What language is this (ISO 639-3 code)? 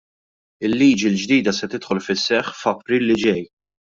mlt